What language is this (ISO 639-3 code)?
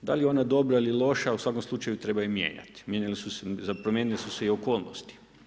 hrv